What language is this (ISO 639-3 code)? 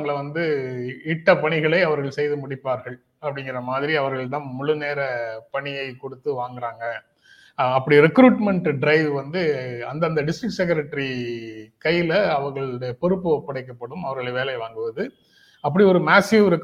tam